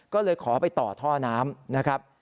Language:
Thai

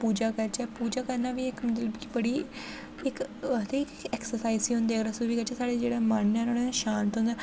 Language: Dogri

